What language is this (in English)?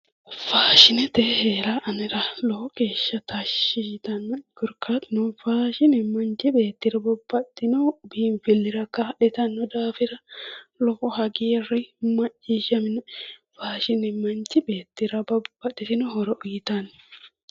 Sidamo